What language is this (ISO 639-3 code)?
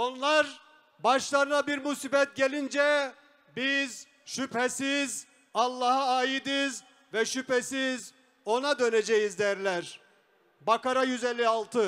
tur